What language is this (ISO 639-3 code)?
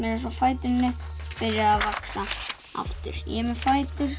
isl